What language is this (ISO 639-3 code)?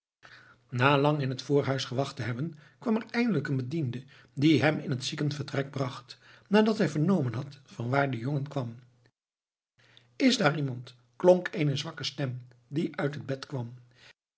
nld